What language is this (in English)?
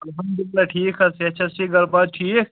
Kashmiri